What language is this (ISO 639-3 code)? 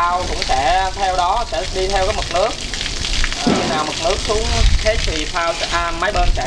vie